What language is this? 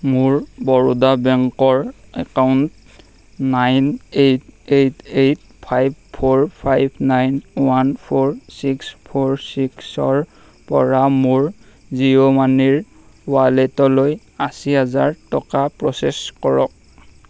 Assamese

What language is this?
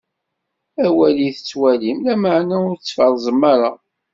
Kabyle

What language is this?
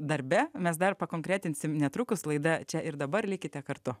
Lithuanian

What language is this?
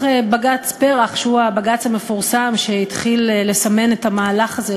Hebrew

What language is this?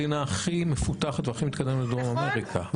Hebrew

